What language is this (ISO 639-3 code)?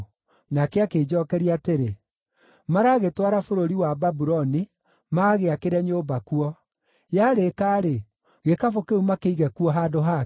kik